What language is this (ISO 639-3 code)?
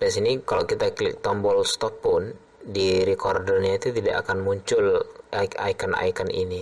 ind